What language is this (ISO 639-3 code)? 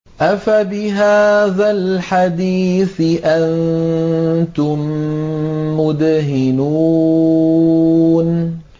ara